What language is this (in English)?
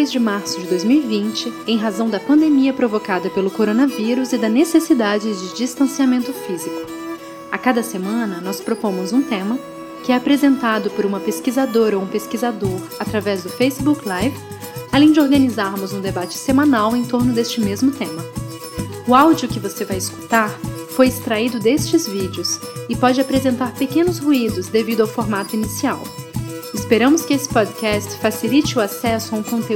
Portuguese